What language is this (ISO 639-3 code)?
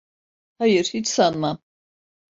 tur